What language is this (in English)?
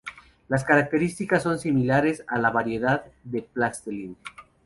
Spanish